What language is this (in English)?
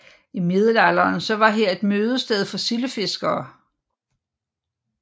Danish